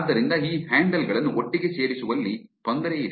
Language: Kannada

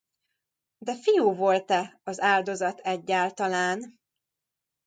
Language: Hungarian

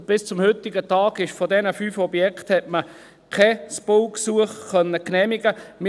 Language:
Swiss German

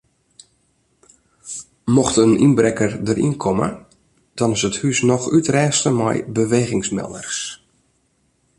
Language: Western Frisian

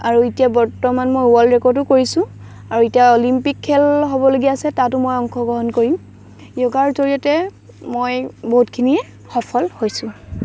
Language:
Assamese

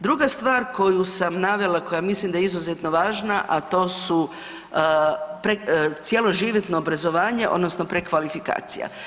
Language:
Croatian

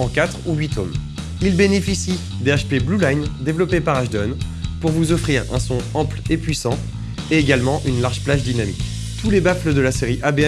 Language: French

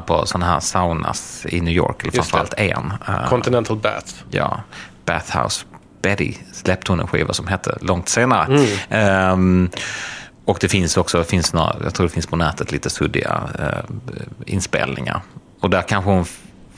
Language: Swedish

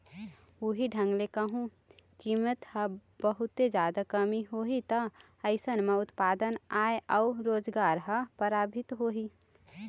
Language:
Chhattisgarhi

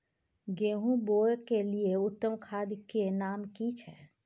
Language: Maithili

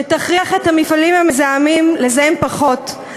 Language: Hebrew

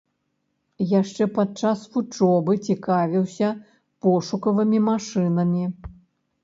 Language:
Belarusian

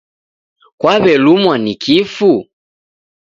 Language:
Taita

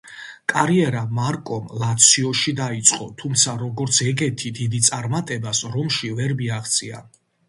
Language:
Georgian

